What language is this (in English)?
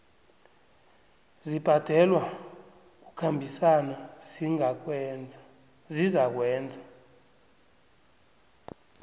South Ndebele